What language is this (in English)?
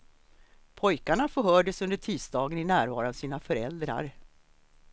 Swedish